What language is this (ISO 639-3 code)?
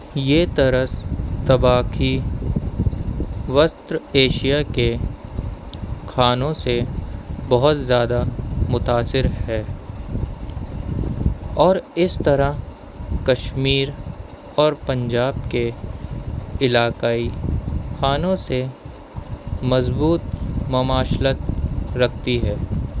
urd